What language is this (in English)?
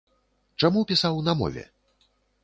Belarusian